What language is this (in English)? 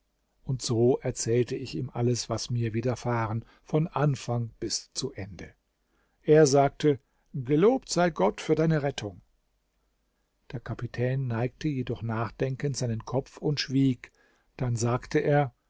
German